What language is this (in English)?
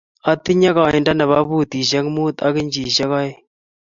Kalenjin